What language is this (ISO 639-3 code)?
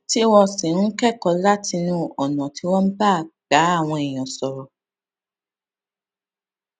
yor